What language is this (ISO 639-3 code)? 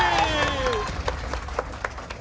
tha